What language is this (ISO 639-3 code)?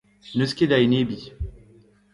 bre